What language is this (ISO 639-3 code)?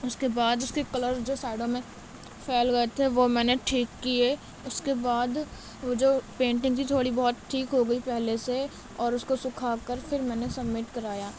urd